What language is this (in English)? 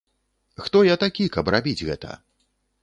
Belarusian